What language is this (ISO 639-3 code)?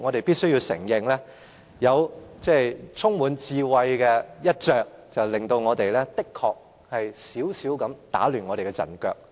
yue